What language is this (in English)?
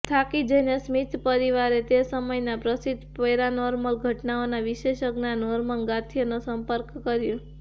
Gujarati